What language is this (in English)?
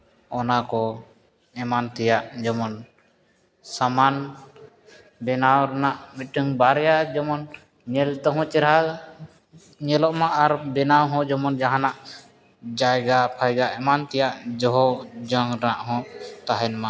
Santali